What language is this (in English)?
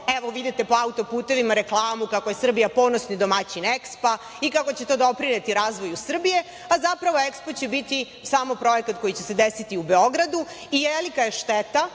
Serbian